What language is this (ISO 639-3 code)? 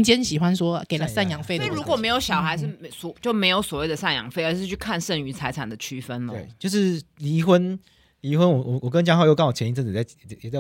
zho